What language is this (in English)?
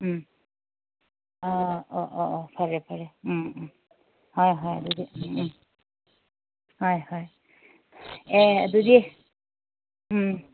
Manipuri